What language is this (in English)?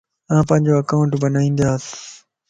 Lasi